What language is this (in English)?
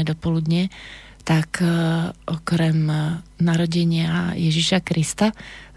Slovak